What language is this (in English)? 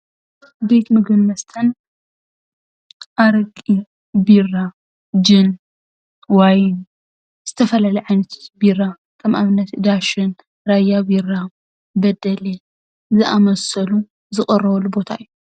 Tigrinya